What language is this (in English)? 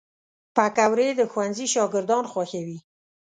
Pashto